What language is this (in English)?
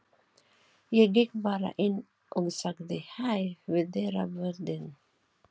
Icelandic